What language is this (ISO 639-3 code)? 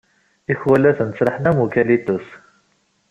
kab